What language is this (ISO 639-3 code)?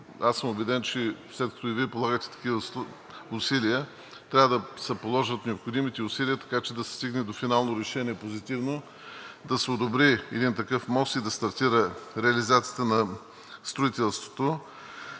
bul